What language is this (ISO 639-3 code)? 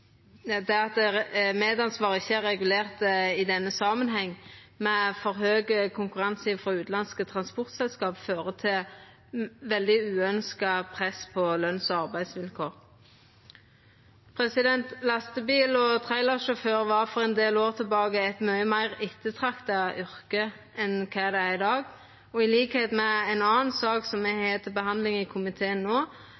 nno